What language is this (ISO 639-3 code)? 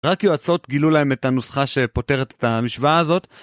heb